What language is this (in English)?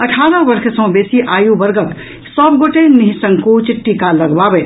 Maithili